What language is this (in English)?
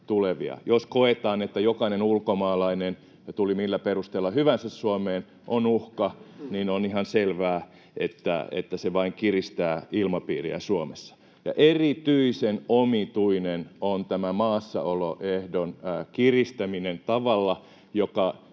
Finnish